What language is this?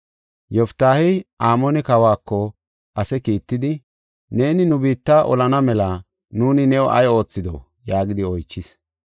Gofa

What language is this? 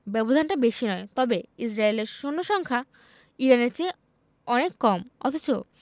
Bangla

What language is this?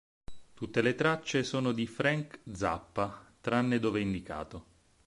Italian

